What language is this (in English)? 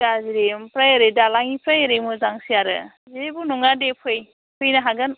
Bodo